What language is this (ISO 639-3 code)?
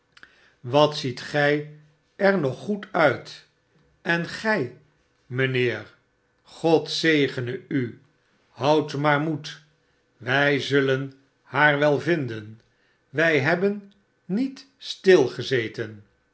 nld